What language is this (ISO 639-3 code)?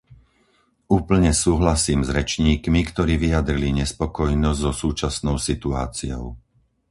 slk